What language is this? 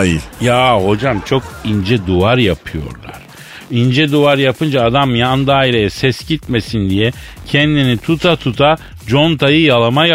Turkish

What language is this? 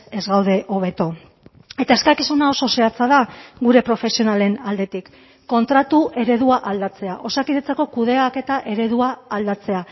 Basque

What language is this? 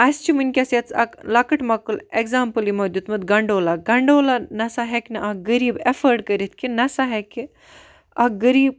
Kashmiri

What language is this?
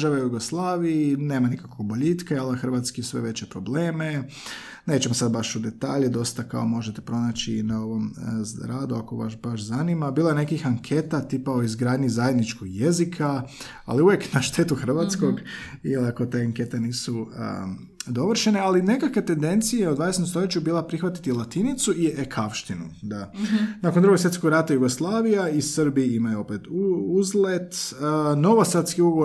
Croatian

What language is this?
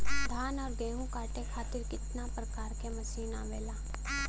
Bhojpuri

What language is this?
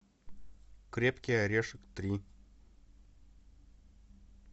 Russian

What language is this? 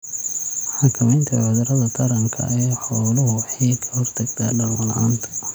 Somali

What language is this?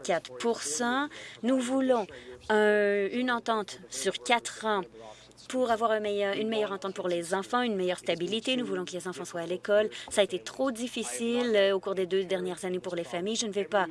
French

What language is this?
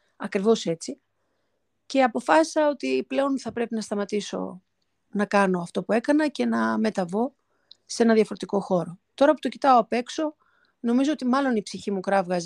Greek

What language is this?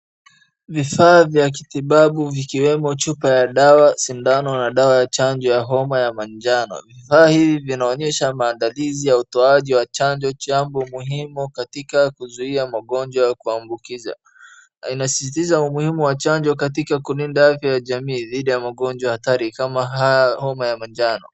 Swahili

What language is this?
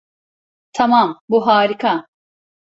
Turkish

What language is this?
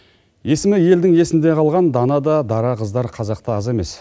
Kazakh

